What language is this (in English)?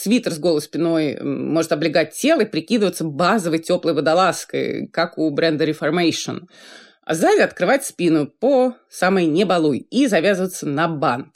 Russian